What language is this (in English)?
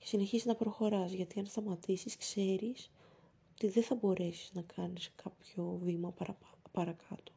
Greek